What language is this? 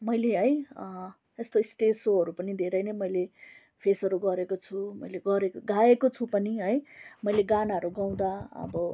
Nepali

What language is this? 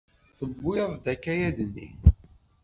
Kabyle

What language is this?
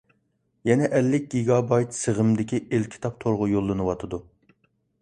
Uyghur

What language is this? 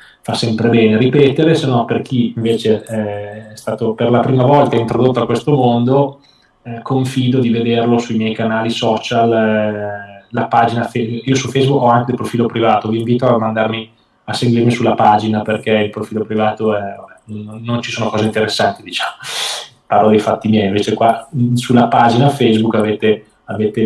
Italian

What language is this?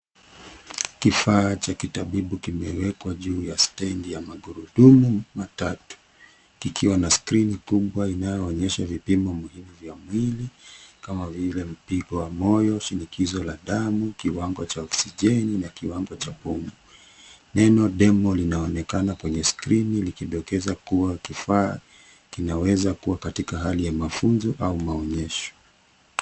Swahili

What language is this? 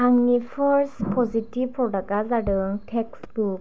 Bodo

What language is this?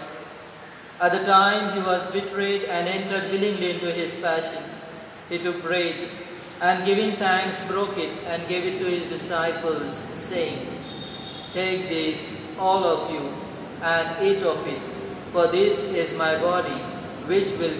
English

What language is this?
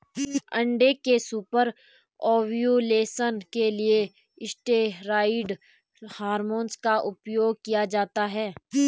Hindi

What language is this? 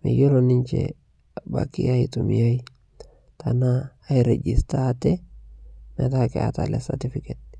Masai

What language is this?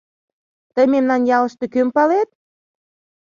Mari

